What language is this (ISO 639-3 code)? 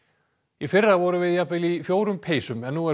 isl